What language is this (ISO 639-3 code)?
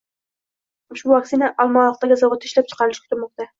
uzb